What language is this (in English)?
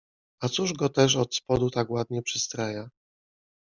Polish